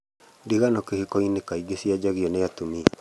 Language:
Kikuyu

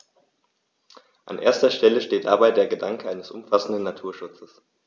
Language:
German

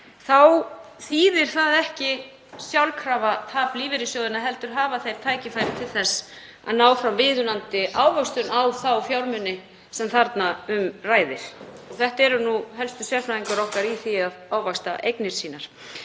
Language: Icelandic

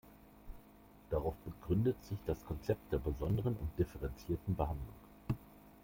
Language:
German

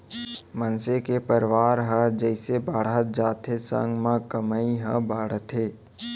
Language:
Chhattisgarhi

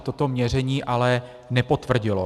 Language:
Czech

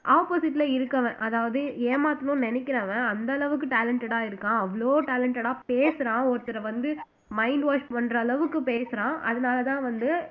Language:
Tamil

